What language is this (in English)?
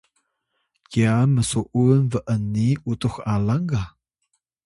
Atayal